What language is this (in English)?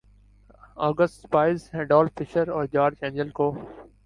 Urdu